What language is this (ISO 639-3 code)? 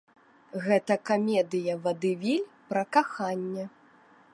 bel